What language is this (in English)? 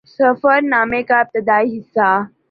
Urdu